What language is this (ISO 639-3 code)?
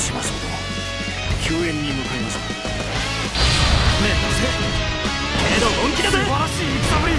jpn